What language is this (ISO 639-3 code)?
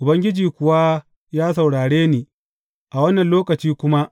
hau